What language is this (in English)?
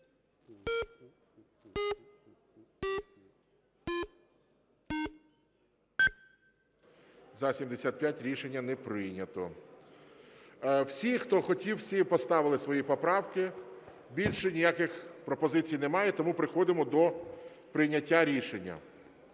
Ukrainian